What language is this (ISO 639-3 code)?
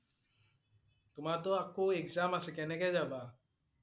asm